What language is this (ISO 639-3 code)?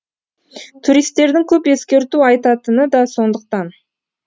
kaz